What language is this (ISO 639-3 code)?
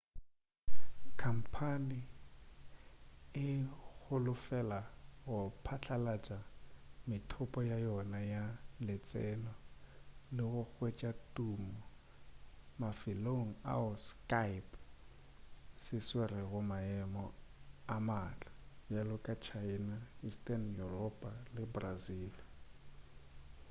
nso